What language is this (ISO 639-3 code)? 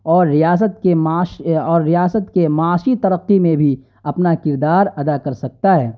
urd